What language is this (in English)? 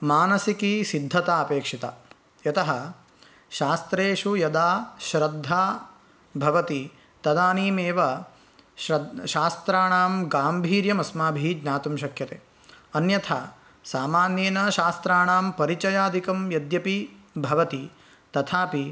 Sanskrit